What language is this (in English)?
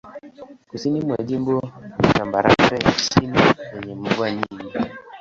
Swahili